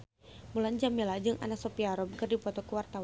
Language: Sundanese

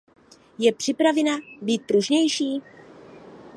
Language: Czech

